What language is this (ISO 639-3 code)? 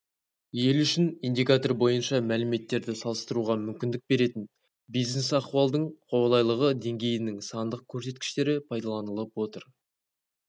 kaz